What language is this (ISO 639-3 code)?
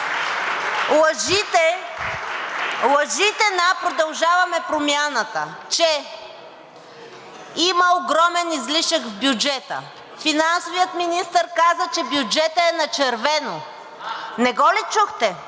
bul